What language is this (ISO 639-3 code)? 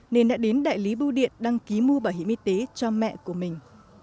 vie